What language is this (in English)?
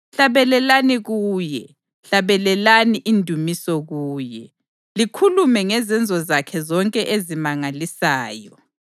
North Ndebele